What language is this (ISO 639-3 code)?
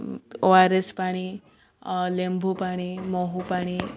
ori